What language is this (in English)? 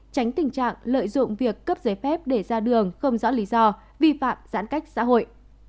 Vietnamese